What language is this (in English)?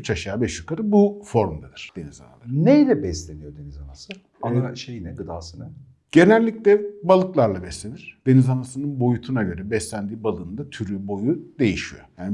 Turkish